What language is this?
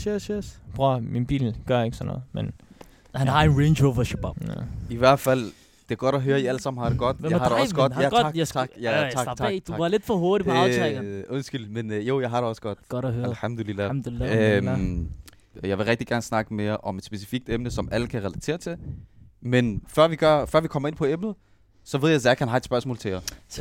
Danish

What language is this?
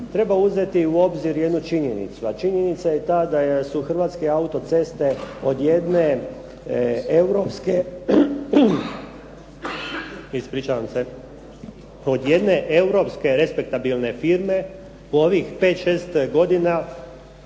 Croatian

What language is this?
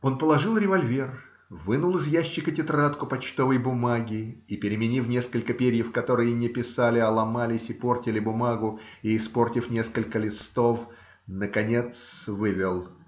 Russian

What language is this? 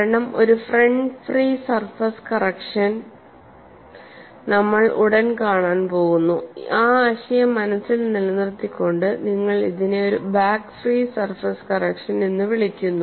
Malayalam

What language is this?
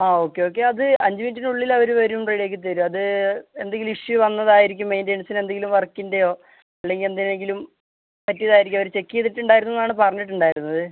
Malayalam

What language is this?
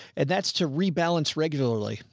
English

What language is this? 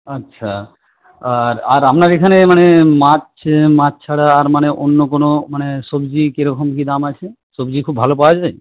Bangla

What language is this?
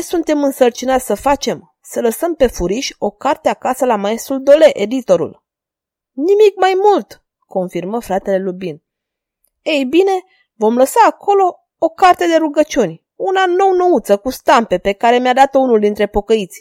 Romanian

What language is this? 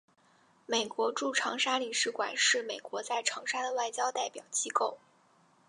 Chinese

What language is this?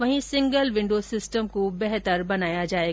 Hindi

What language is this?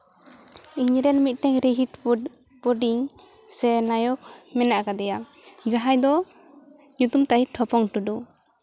Santali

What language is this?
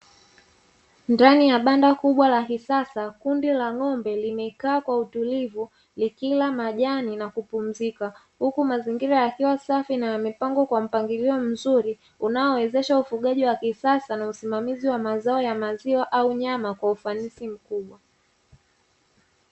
Swahili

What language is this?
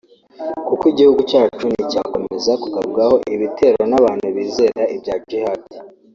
Kinyarwanda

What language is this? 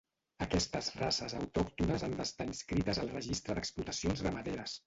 Catalan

